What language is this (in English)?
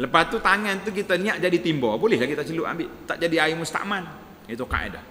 Malay